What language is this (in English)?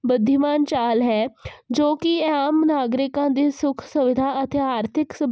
Punjabi